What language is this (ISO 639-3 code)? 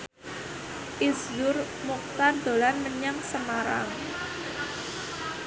jav